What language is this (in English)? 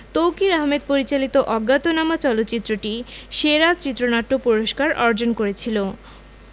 Bangla